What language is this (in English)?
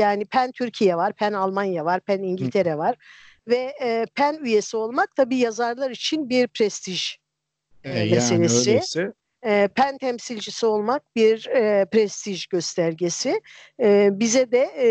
Turkish